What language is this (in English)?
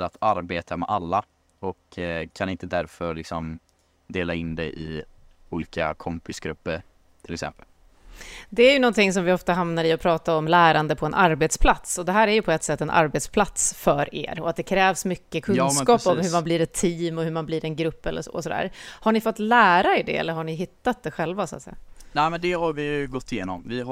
Swedish